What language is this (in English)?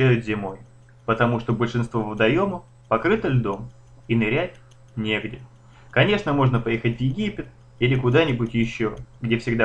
Russian